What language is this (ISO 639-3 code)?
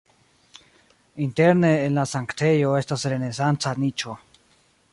epo